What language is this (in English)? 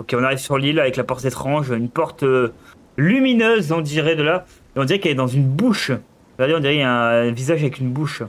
French